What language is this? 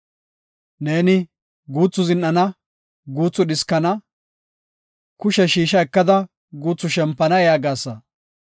Gofa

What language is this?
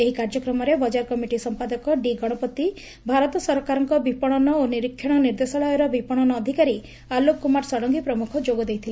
Odia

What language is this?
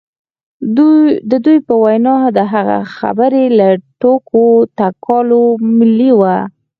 Pashto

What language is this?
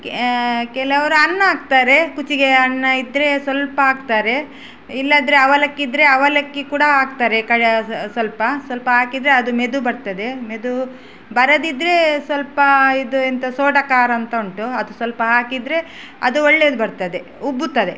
Kannada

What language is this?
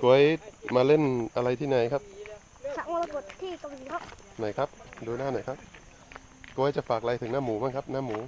Thai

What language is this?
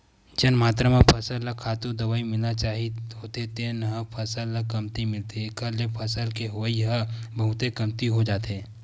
Chhattisgarhi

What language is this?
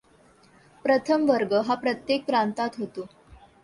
Marathi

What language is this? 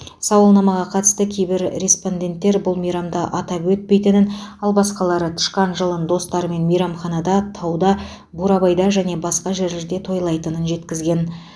Kazakh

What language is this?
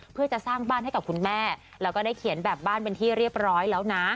Thai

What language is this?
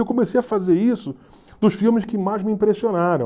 Portuguese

